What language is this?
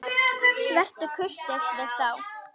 Icelandic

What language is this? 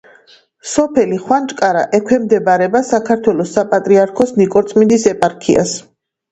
Georgian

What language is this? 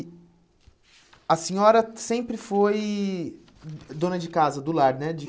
Portuguese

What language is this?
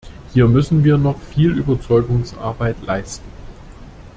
German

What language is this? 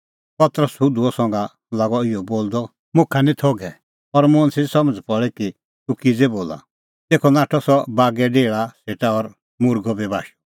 Kullu Pahari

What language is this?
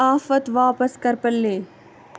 Kashmiri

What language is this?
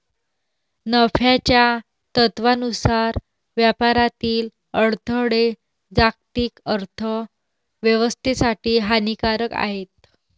Marathi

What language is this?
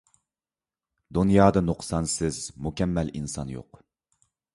Uyghur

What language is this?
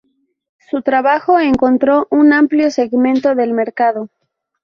Spanish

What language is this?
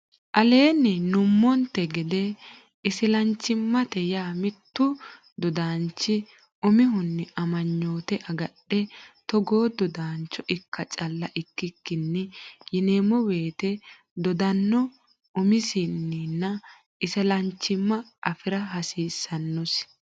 Sidamo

